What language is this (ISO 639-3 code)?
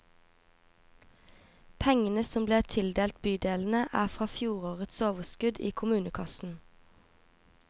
nor